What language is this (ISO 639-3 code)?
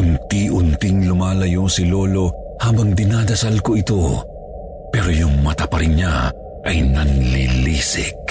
fil